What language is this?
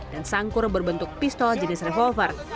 Indonesian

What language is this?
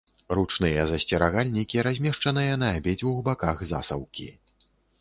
Belarusian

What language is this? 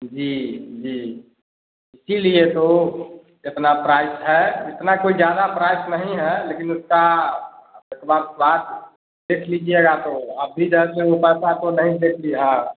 Hindi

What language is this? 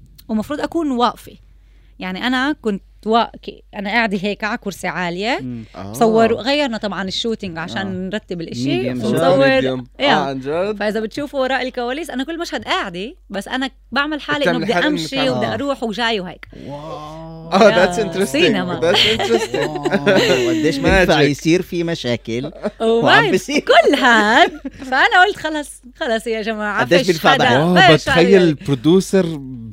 Arabic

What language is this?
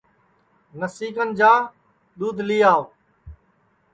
Sansi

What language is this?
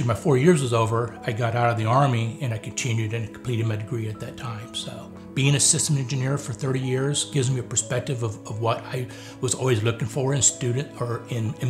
English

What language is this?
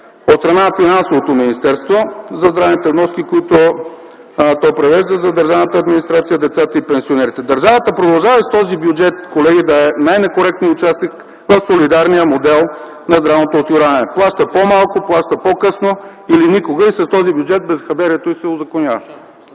Bulgarian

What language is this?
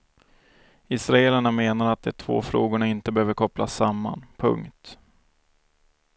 Swedish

